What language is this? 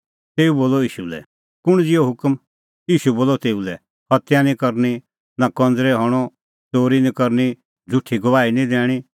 Kullu Pahari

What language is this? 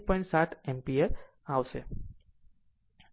Gujarati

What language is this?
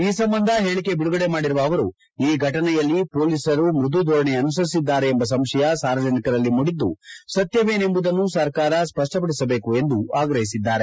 Kannada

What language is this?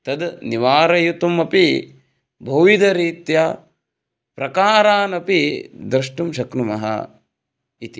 Sanskrit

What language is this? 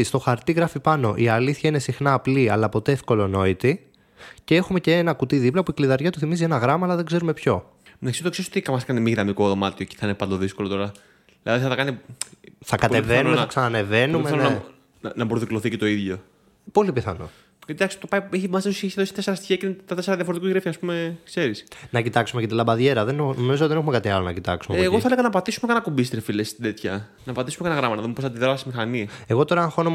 Greek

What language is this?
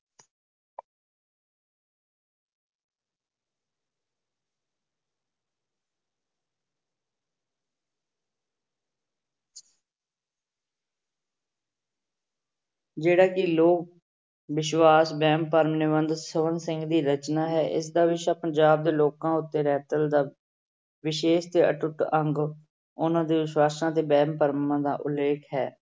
Punjabi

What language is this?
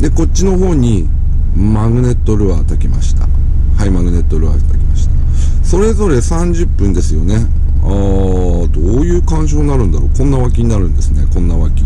Japanese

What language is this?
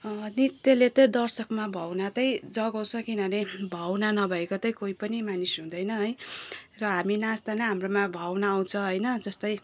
Nepali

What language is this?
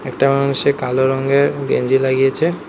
Bangla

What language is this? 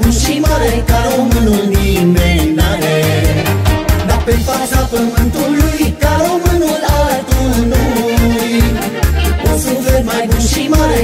Romanian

